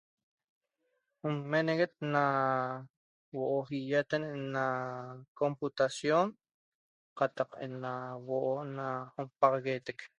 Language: Toba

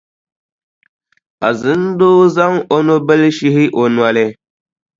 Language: Dagbani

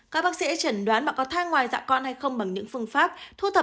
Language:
Vietnamese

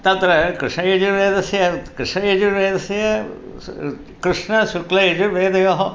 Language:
Sanskrit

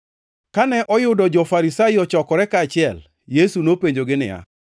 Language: Luo (Kenya and Tanzania)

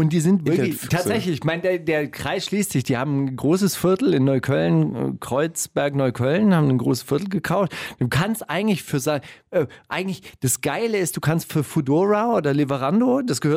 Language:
German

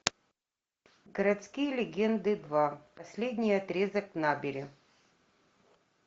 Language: Russian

